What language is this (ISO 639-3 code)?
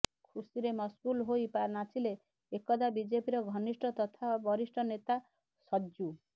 ori